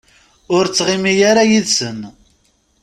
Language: Kabyle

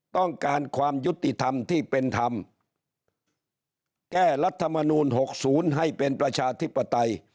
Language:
Thai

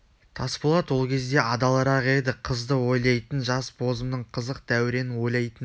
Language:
Kazakh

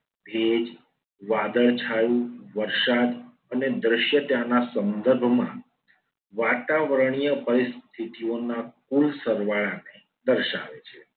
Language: Gujarati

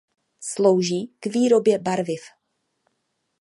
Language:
Czech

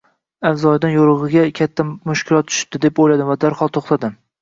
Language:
Uzbek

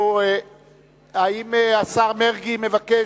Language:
Hebrew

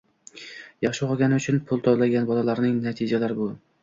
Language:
Uzbek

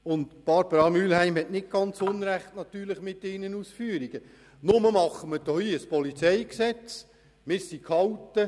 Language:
Swiss German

